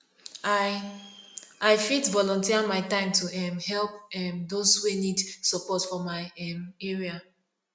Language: Nigerian Pidgin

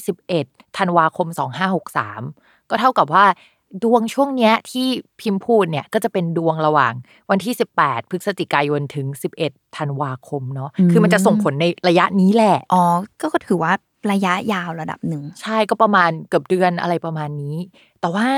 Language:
Thai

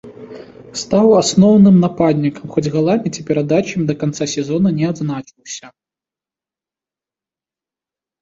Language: Belarusian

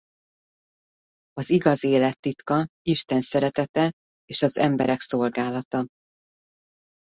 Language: Hungarian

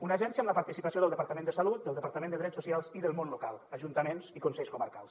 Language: Catalan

